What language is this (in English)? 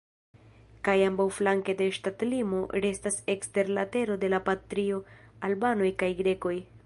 Esperanto